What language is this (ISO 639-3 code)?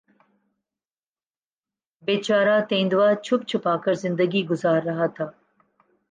urd